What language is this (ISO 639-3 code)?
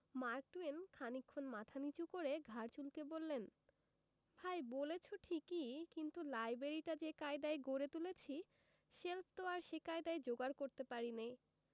ben